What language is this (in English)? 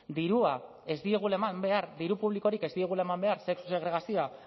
Basque